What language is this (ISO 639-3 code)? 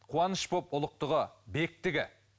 kaz